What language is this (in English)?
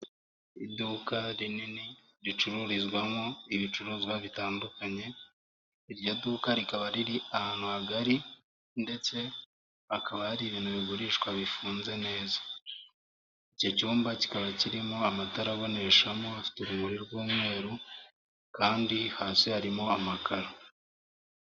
Kinyarwanda